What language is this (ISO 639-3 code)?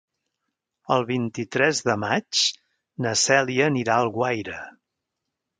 cat